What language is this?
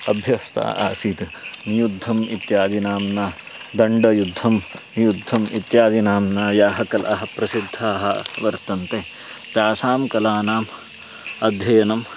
Sanskrit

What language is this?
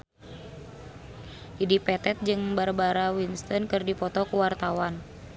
Sundanese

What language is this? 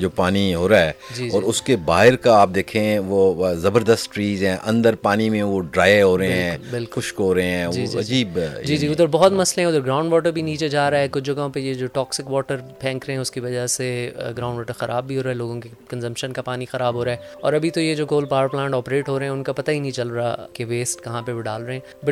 Urdu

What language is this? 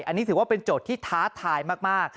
Thai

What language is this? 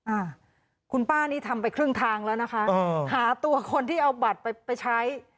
Thai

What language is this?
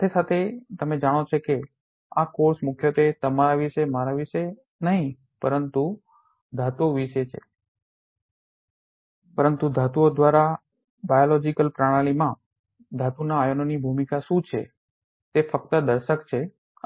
Gujarati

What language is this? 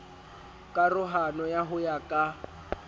Southern Sotho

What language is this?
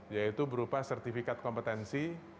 Indonesian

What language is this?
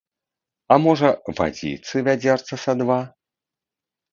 Belarusian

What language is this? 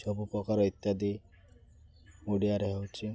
Odia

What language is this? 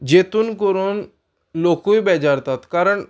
Konkani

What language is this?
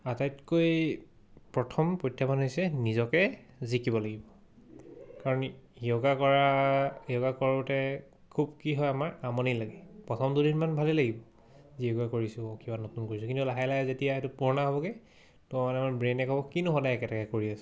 Assamese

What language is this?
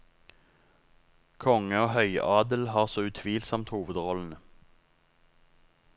Norwegian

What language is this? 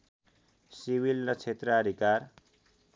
Nepali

